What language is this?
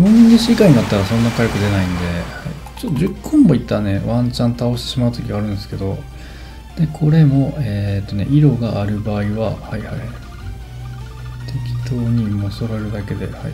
Japanese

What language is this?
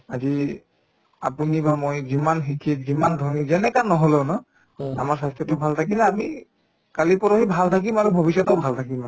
Assamese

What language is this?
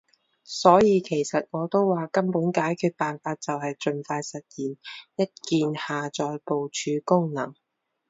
Cantonese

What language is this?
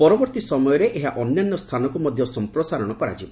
Odia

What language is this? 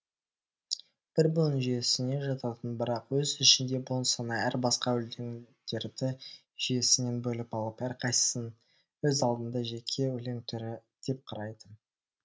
Kazakh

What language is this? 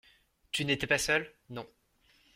French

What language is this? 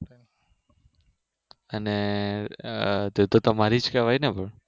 Gujarati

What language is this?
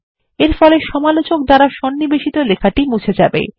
Bangla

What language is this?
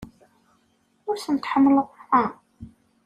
Kabyle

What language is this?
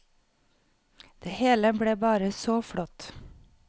Norwegian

